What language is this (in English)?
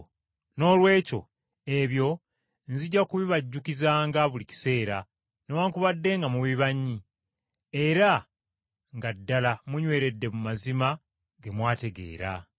Ganda